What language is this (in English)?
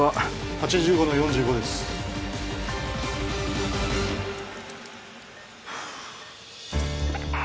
Japanese